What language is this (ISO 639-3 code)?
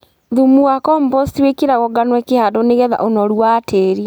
kik